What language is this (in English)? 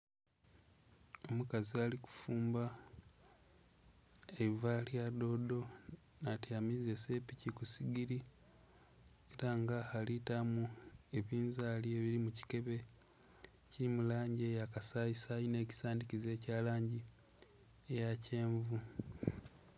Soga